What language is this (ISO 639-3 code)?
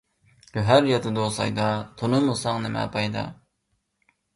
uig